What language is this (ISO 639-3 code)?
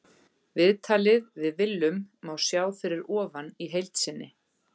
isl